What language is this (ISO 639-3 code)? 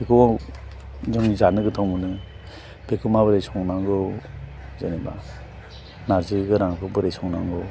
brx